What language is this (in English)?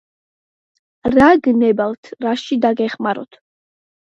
Georgian